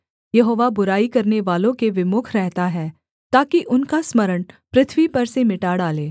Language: Hindi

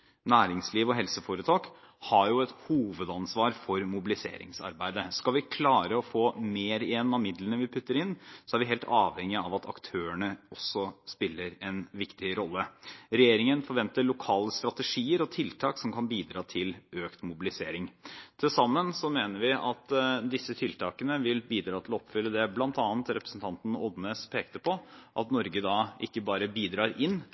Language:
Norwegian Bokmål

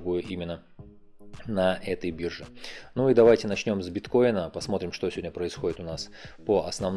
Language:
Russian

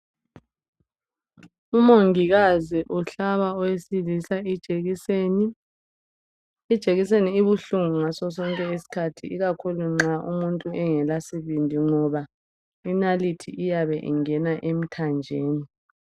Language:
North Ndebele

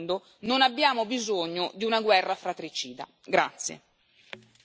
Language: Italian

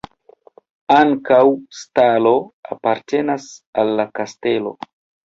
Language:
Esperanto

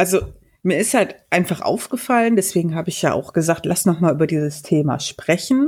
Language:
German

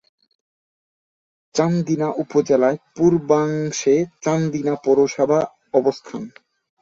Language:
Bangla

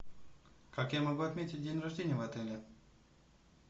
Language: Russian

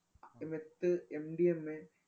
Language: Malayalam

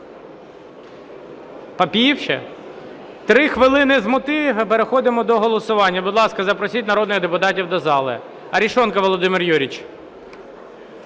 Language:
Ukrainian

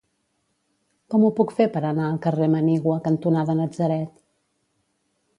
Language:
Catalan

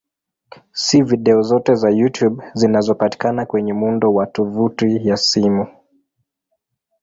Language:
Swahili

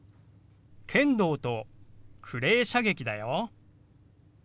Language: Japanese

